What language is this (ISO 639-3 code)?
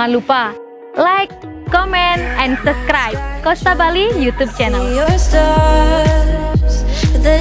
ind